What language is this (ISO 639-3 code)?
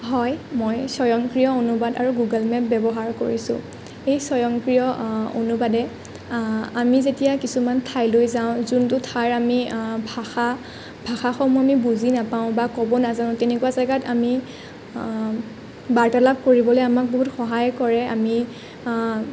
asm